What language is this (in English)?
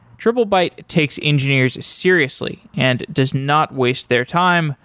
English